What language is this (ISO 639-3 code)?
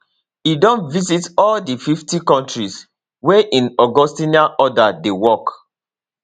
pcm